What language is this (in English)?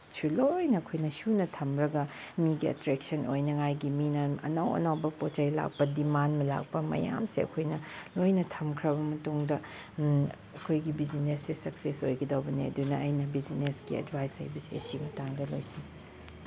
Manipuri